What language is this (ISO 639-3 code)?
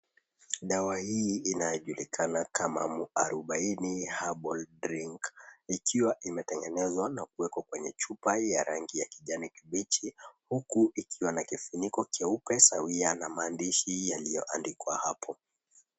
swa